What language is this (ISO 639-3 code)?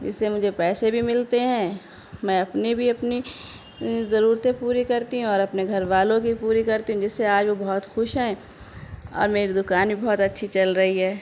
urd